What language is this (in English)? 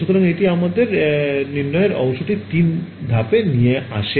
Bangla